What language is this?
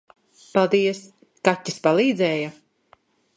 Latvian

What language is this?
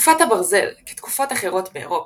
Hebrew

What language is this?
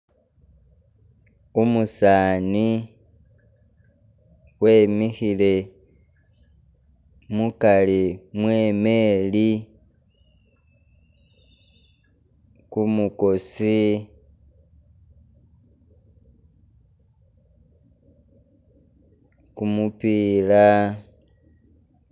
Masaaba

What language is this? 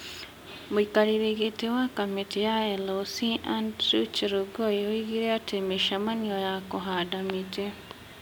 Kikuyu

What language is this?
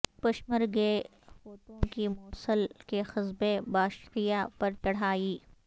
Urdu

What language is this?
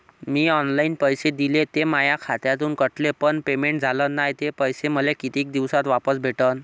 Marathi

